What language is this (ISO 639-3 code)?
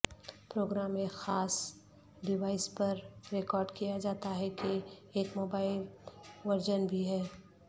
urd